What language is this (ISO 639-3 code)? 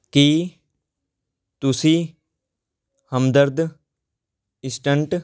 pan